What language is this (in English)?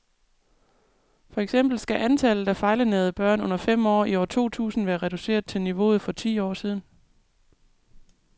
Danish